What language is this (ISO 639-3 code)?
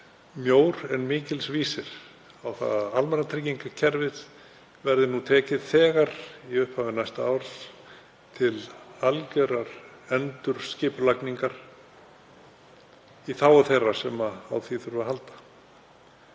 isl